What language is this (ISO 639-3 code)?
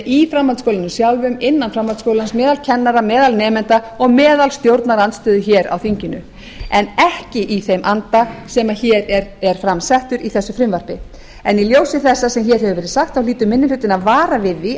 isl